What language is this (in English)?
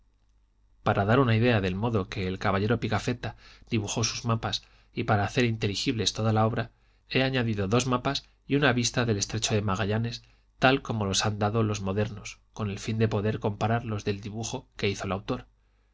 Spanish